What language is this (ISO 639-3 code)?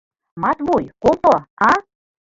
chm